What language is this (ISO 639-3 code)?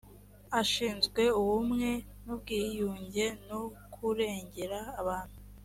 kin